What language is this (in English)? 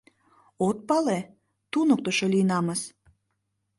Mari